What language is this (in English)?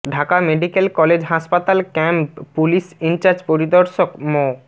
Bangla